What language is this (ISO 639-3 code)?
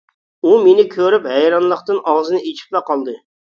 uig